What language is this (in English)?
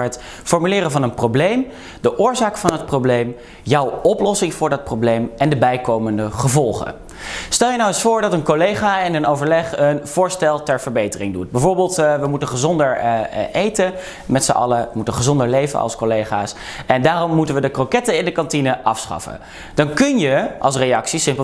Dutch